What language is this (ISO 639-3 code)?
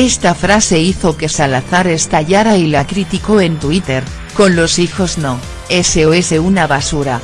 spa